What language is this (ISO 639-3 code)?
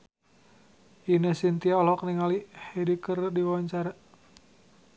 sun